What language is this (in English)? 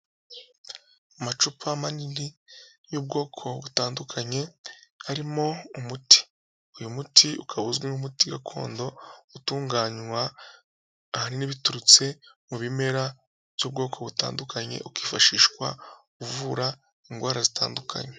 Kinyarwanda